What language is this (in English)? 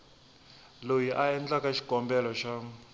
Tsonga